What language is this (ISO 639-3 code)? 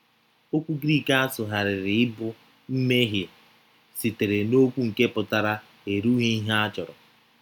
ibo